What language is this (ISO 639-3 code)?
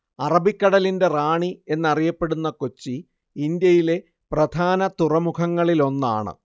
mal